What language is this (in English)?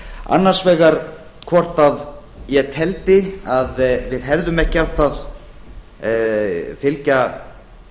Icelandic